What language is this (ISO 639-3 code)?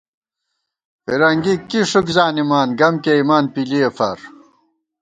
gwt